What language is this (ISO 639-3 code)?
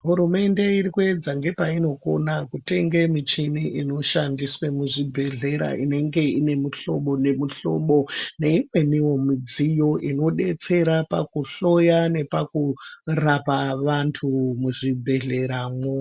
ndc